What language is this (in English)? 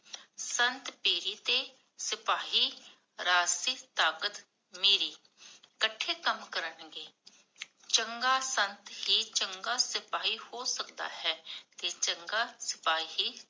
Punjabi